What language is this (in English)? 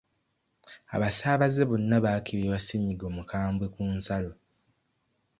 Ganda